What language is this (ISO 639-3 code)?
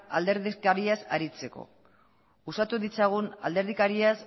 eus